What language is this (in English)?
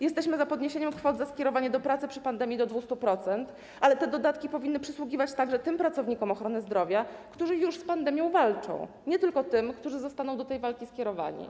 Polish